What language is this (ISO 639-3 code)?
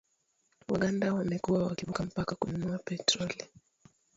swa